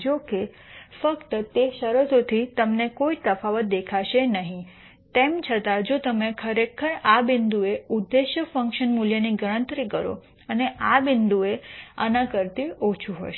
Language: Gujarati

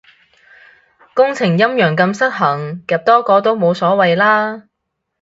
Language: Cantonese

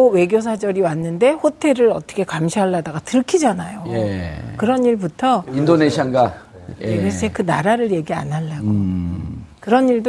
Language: Korean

